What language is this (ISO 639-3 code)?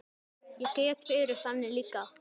isl